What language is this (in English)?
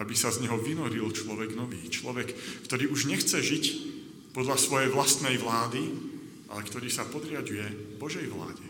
Slovak